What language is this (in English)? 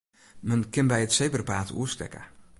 Western Frisian